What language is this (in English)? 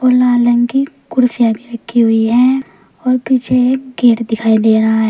Hindi